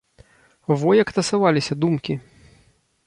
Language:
Belarusian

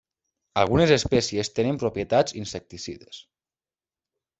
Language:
Catalan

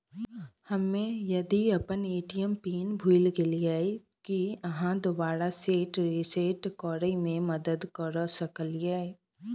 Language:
Maithili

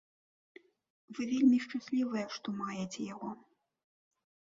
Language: Belarusian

